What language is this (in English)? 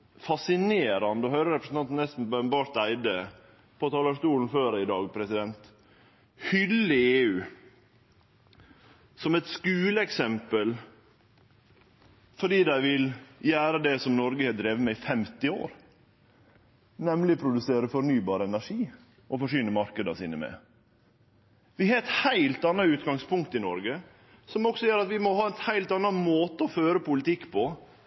Norwegian Nynorsk